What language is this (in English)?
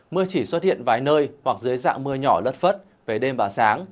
Vietnamese